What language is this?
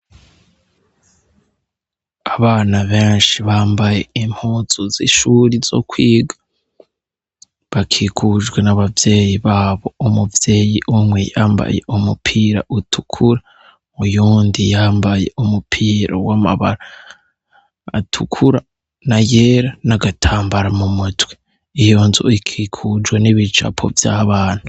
Rundi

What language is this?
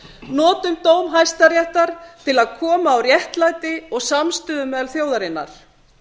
Icelandic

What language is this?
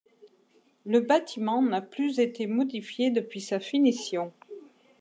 French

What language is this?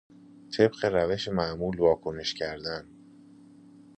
Persian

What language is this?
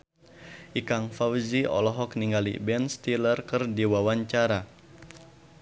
Sundanese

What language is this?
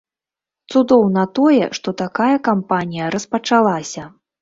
Belarusian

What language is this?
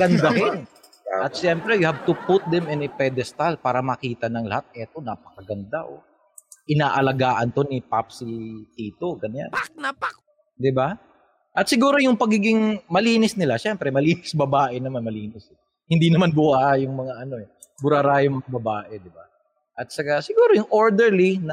Filipino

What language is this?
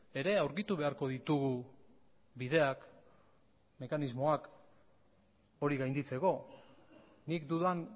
Basque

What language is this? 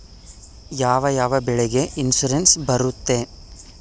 Kannada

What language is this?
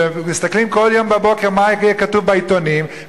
Hebrew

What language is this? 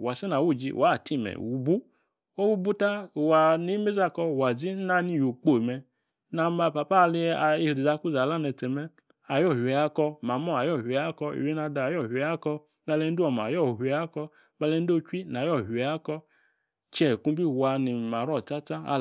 Yace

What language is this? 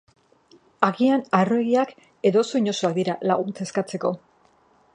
Basque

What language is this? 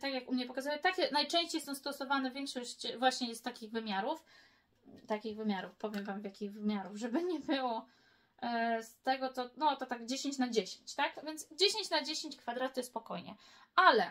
Polish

